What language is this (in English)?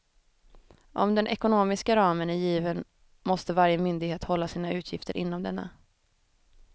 Swedish